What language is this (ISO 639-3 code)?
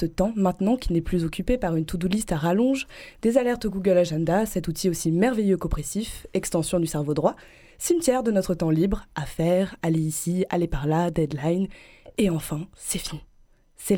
fra